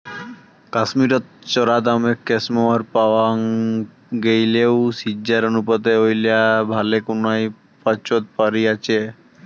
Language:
Bangla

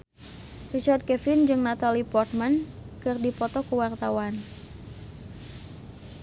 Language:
Sundanese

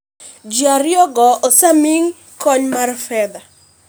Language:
Luo (Kenya and Tanzania)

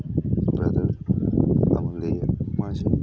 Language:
Manipuri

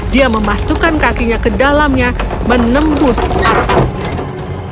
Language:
Indonesian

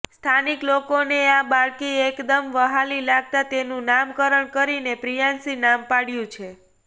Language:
Gujarati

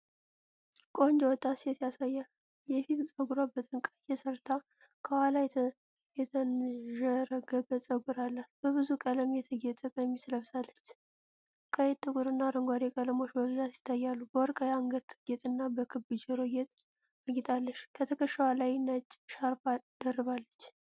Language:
Amharic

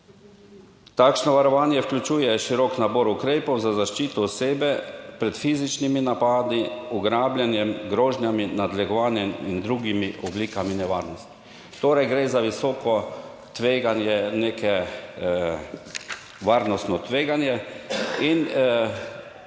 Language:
Slovenian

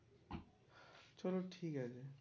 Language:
Bangla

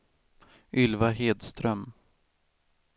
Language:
Swedish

